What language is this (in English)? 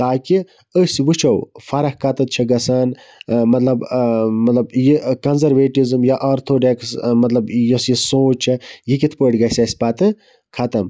Kashmiri